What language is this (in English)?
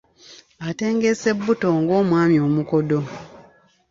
Ganda